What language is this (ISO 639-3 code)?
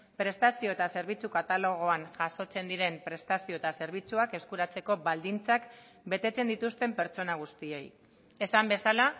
eus